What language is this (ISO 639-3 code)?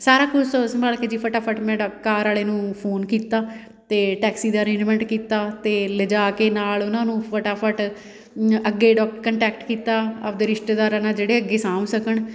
pan